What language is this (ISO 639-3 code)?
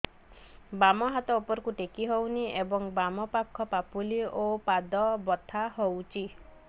ori